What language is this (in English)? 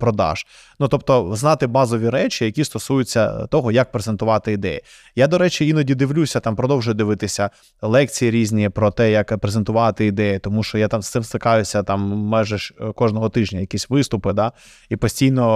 Ukrainian